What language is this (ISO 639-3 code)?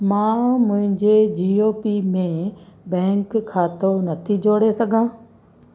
snd